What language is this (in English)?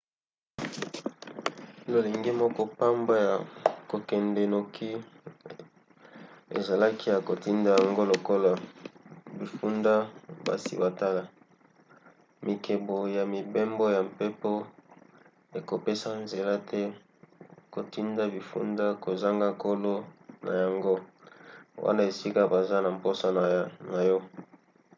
Lingala